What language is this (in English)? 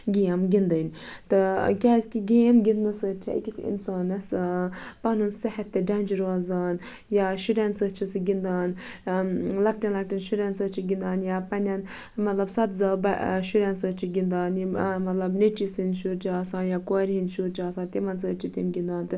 Kashmiri